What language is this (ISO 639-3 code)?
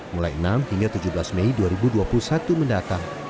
ind